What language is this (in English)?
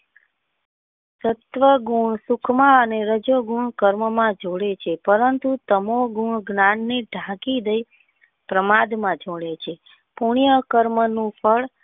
Gujarati